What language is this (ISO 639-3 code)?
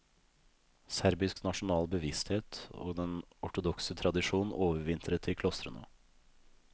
nor